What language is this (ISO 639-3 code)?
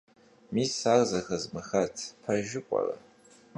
kbd